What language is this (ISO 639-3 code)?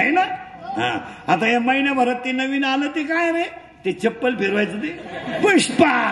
mar